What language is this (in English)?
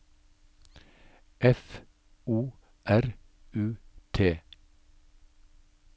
Norwegian